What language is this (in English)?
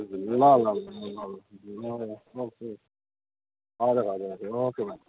Nepali